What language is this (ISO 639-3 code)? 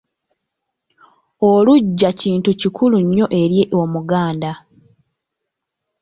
lug